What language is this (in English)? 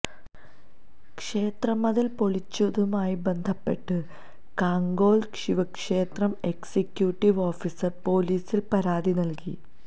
Malayalam